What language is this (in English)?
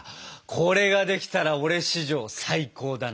Japanese